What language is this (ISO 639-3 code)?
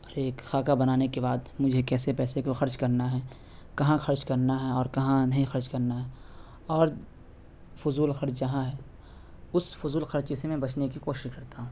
urd